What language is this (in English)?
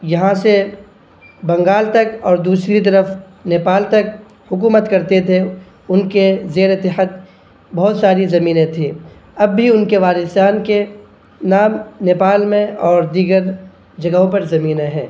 Urdu